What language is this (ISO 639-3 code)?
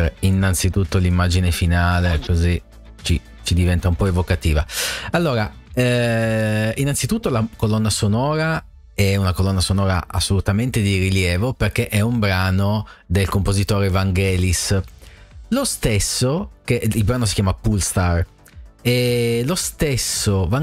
ita